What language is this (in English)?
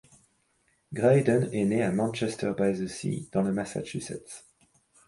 French